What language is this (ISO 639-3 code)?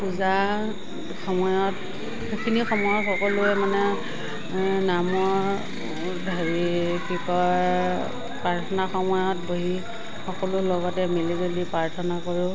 asm